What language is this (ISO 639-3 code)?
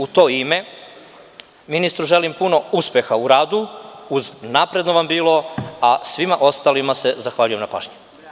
srp